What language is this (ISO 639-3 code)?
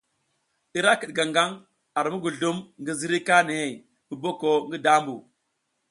giz